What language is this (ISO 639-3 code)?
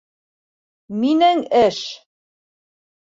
bak